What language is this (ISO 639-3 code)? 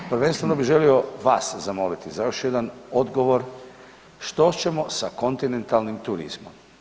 hrv